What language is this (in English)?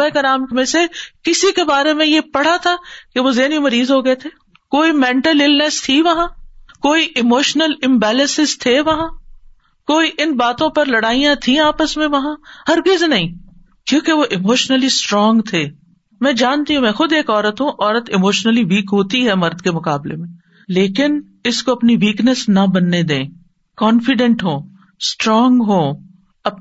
Urdu